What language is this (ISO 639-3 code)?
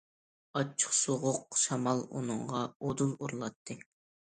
uig